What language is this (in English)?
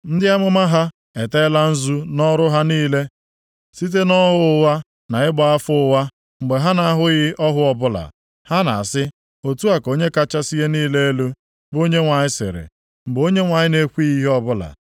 Igbo